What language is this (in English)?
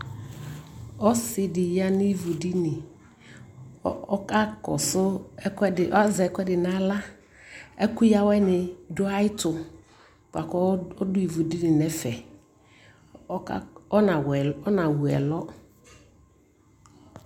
Ikposo